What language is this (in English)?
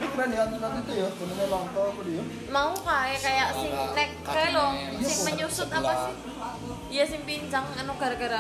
Indonesian